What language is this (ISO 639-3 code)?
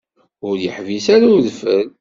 kab